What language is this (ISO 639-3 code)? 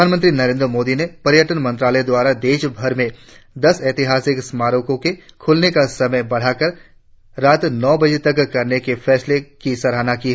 hin